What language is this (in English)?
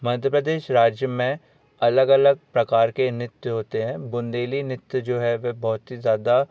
Hindi